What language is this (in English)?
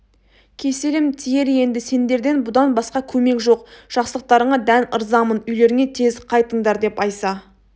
Kazakh